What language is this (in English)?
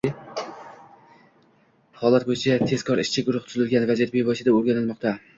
Uzbek